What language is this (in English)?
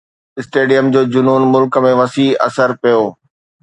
Sindhi